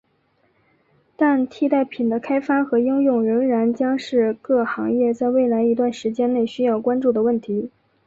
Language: Chinese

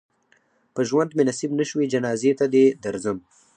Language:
Pashto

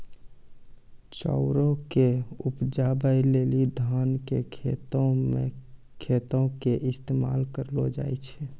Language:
Maithili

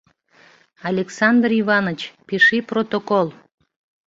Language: Mari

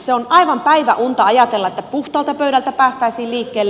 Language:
Finnish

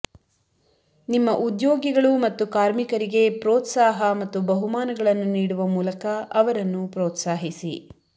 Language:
Kannada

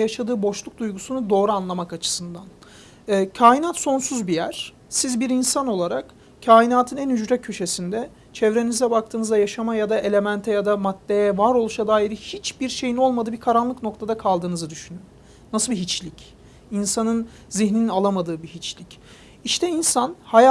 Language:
Turkish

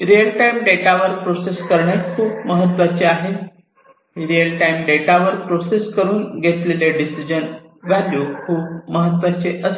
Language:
Marathi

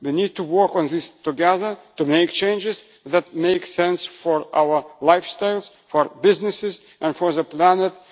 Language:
English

